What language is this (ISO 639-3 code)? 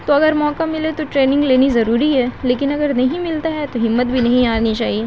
urd